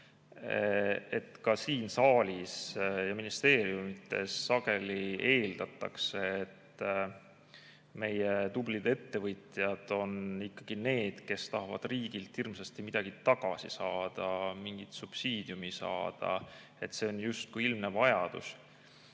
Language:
Estonian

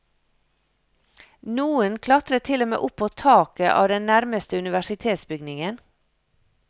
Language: Norwegian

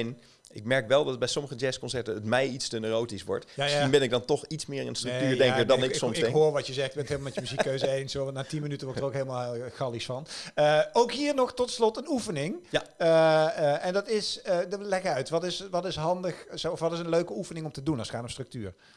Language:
Dutch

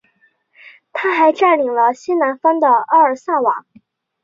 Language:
Chinese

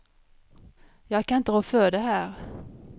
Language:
Swedish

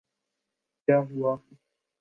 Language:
Urdu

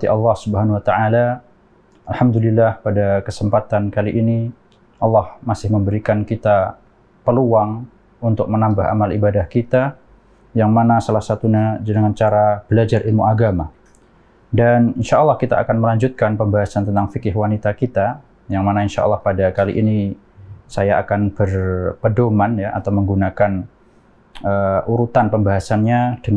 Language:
Indonesian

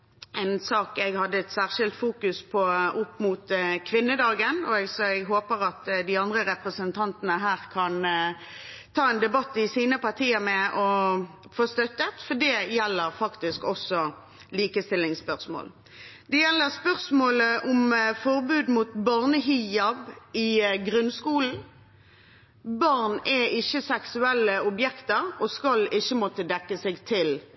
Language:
Norwegian Bokmål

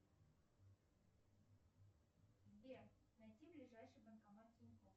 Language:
Russian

